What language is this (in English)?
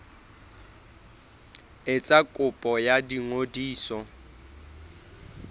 Southern Sotho